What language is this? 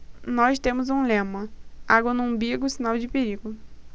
Portuguese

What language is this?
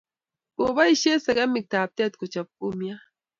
Kalenjin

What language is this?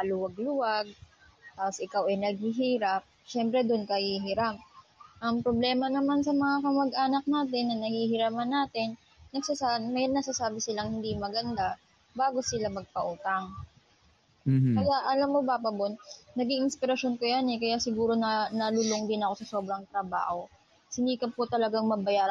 Filipino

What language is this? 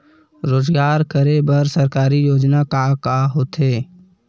Chhattisgarhi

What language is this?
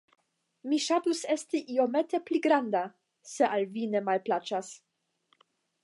Esperanto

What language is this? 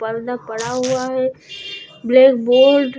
Hindi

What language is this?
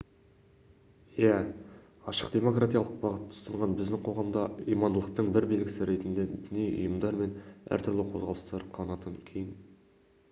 Kazakh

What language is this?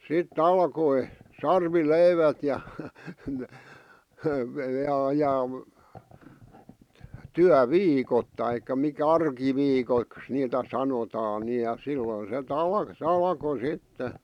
Finnish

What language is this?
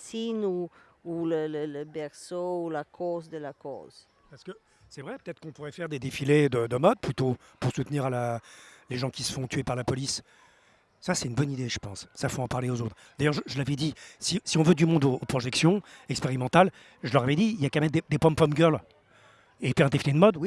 French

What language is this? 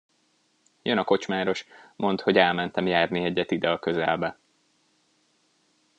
Hungarian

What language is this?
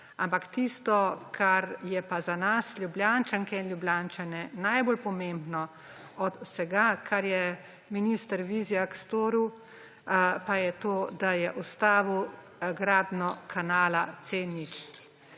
Slovenian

